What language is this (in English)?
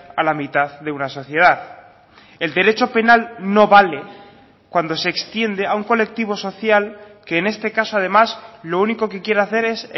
Spanish